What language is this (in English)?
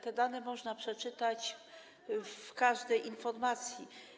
Polish